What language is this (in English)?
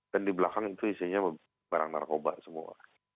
Indonesian